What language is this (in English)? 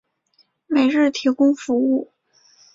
Chinese